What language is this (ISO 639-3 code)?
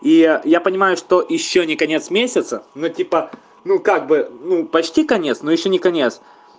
rus